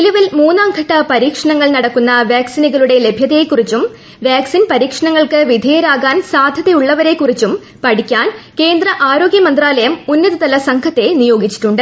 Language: Malayalam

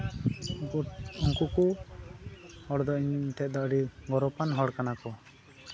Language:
Santali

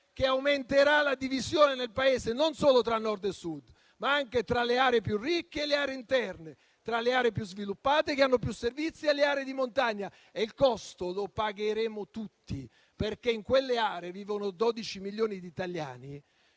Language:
Italian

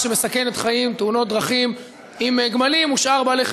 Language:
Hebrew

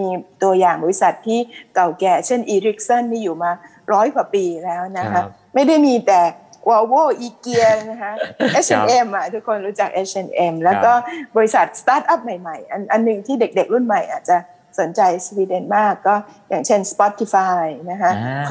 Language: Thai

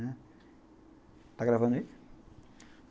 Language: Portuguese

